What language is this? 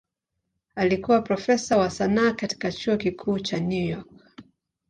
Swahili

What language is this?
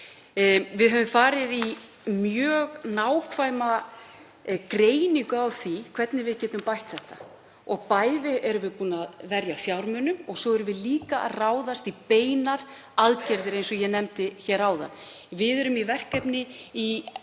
Icelandic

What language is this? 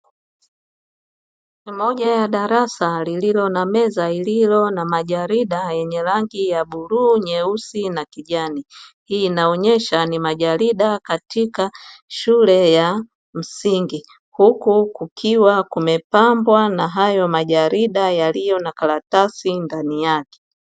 Swahili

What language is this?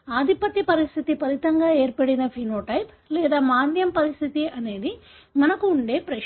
Telugu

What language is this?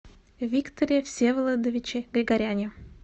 Russian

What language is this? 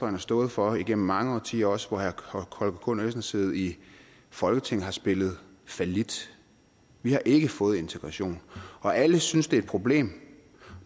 Danish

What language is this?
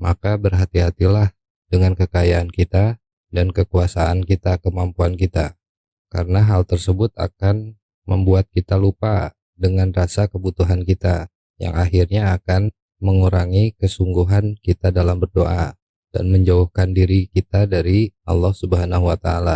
Indonesian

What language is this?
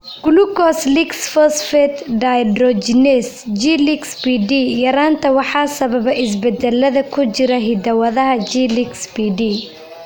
Somali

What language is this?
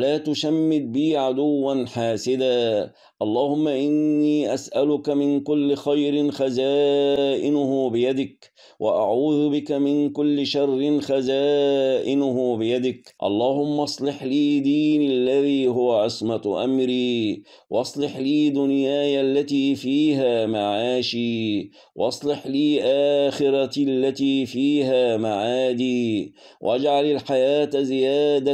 Arabic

